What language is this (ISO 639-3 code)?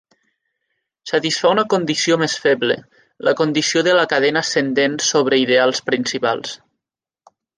cat